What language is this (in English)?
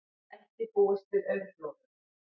Icelandic